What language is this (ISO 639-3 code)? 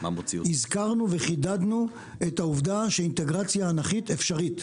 heb